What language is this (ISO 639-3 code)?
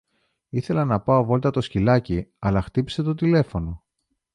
ell